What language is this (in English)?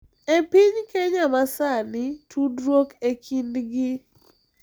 Luo (Kenya and Tanzania)